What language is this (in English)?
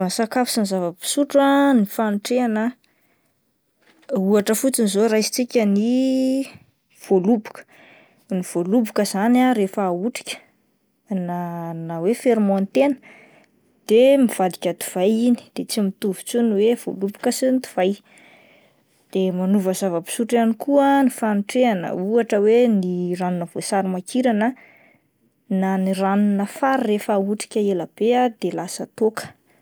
Malagasy